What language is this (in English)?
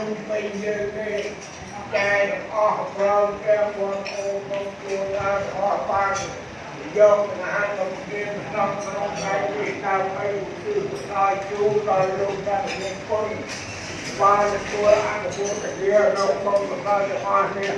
Khmer